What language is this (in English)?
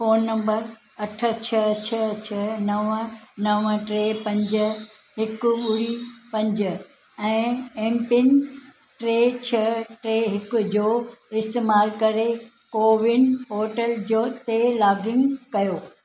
Sindhi